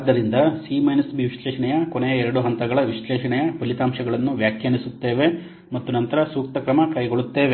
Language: Kannada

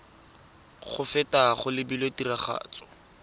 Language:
Tswana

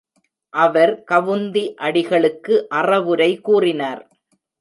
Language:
Tamil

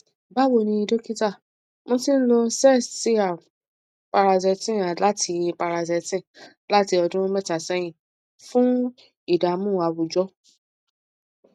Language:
Yoruba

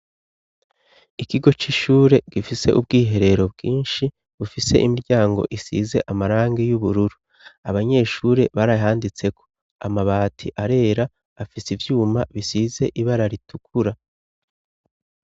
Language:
Rundi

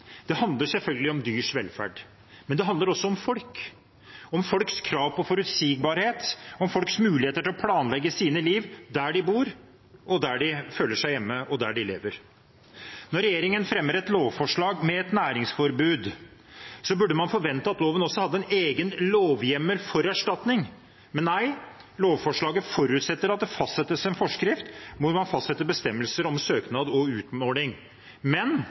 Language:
Norwegian Bokmål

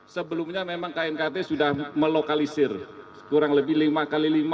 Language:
Indonesian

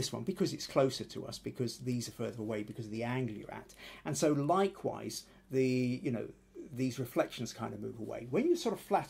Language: English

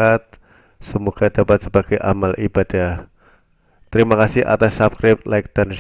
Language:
Indonesian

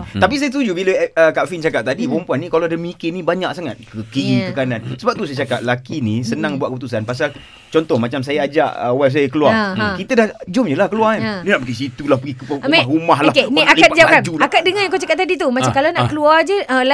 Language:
Malay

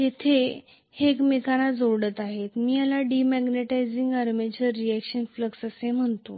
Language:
Marathi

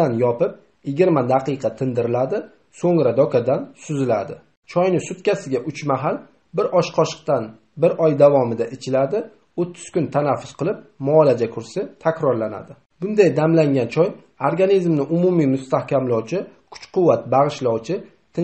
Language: Turkish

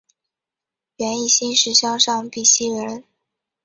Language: Chinese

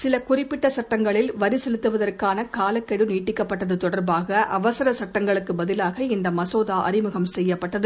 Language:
Tamil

